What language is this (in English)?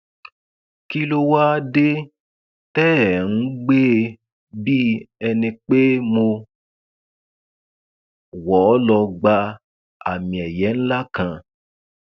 Yoruba